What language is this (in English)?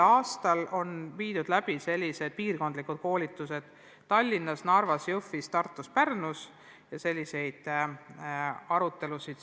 Estonian